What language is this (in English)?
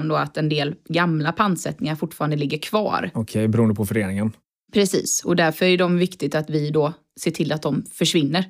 Swedish